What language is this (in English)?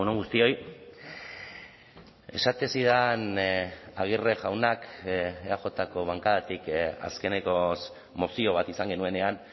Basque